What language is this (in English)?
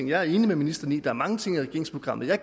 Danish